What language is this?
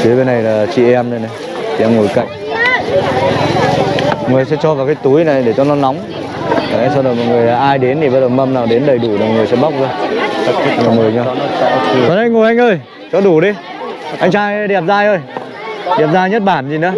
Vietnamese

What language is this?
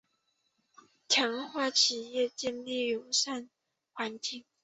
Chinese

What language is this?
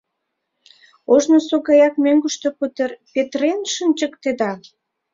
Mari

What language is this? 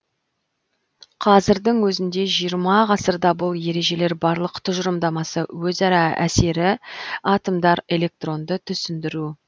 Kazakh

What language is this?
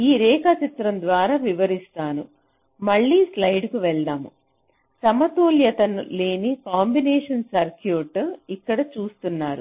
Telugu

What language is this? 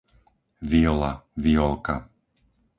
Slovak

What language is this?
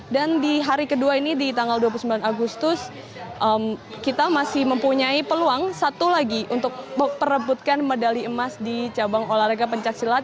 Indonesian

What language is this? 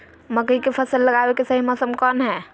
Magahi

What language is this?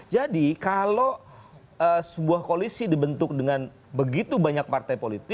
Indonesian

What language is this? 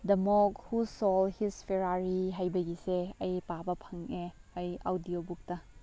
Manipuri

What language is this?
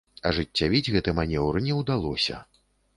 Belarusian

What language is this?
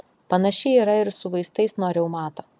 Lithuanian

